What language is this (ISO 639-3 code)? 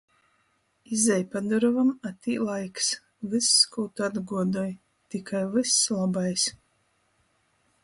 ltg